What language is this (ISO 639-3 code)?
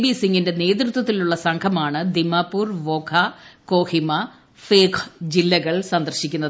mal